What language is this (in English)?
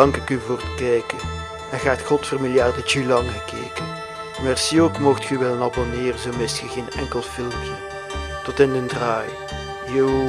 Dutch